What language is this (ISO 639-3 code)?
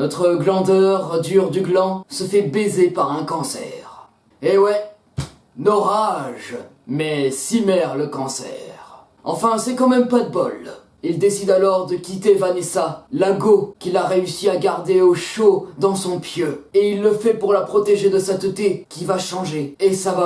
fra